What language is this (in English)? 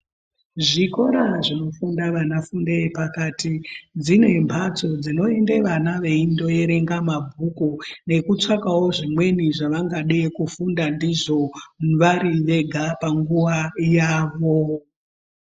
Ndau